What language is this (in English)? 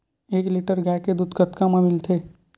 Chhattisgarhi